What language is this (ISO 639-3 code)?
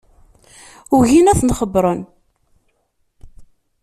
kab